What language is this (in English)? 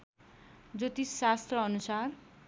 Nepali